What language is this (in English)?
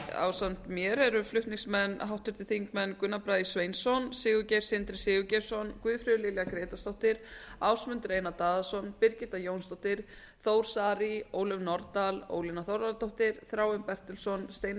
Icelandic